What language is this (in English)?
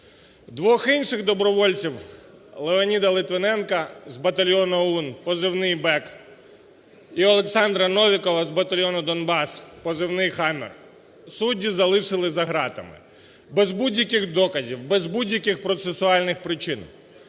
Ukrainian